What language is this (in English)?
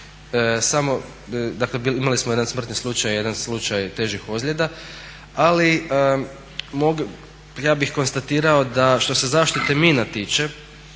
Croatian